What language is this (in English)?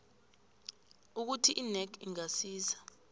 South Ndebele